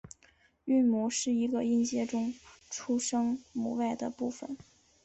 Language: Chinese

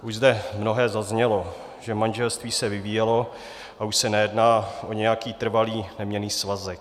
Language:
Czech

